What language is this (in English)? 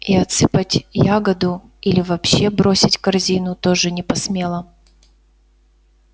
Russian